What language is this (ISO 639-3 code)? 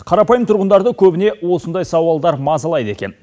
kaz